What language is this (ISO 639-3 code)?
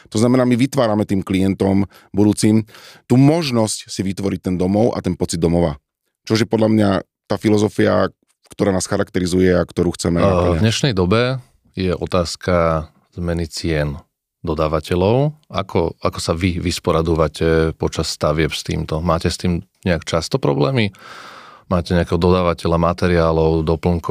slk